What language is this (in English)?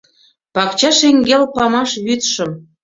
Mari